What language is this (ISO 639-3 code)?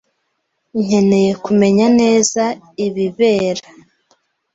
kin